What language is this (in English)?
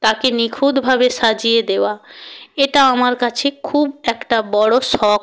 Bangla